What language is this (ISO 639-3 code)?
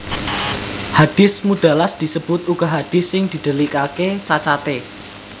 jav